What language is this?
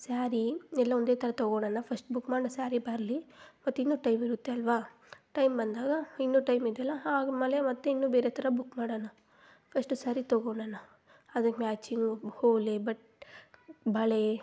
Kannada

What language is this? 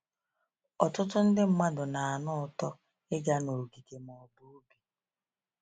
Igbo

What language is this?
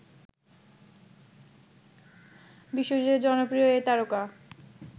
Bangla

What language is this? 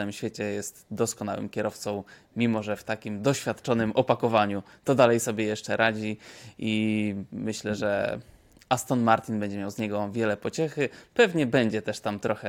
Polish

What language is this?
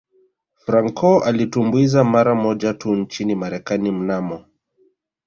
Swahili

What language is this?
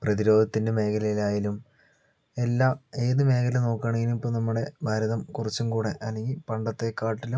Malayalam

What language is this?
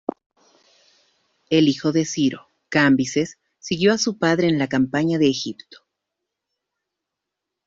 Spanish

